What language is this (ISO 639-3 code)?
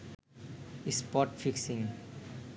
ben